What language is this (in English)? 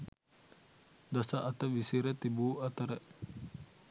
Sinhala